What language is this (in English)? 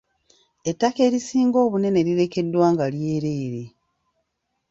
Ganda